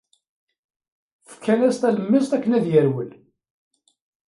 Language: Kabyle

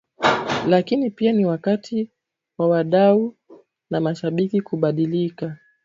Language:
Swahili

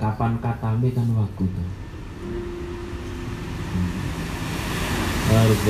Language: Indonesian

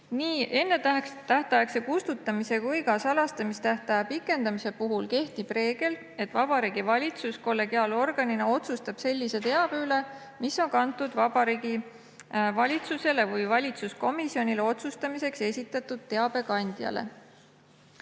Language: Estonian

